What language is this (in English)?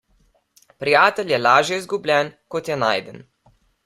Slovenian